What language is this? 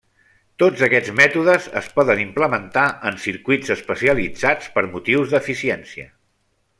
Catalan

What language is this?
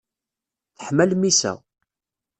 Kabyle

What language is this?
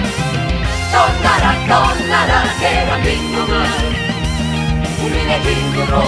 Korean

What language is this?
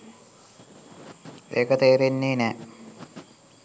Sinhala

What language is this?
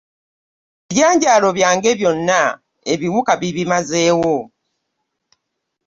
Ganda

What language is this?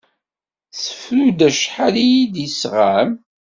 Kabyle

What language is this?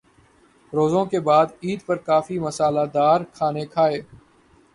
Urdu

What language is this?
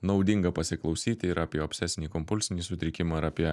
Lithuanian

